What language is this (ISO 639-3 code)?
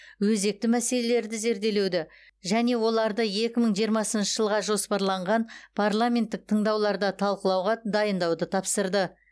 kaz